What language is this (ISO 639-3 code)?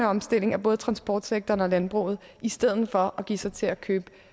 dan